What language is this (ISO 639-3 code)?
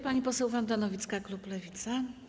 pol